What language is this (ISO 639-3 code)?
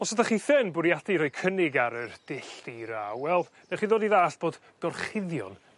cym